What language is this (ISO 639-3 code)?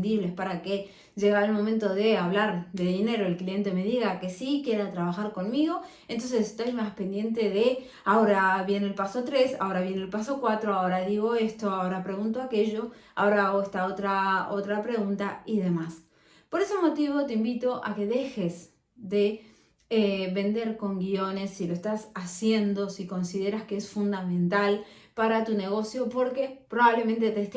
spa